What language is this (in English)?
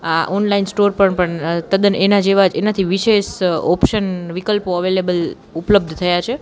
Gujarati